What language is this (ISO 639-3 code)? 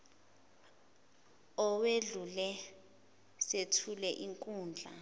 zul